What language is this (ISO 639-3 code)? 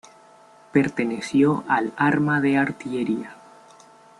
spa